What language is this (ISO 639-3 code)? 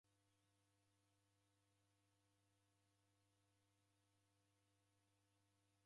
dav